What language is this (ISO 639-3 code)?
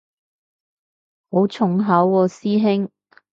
yue